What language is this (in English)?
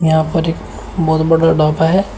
Hindi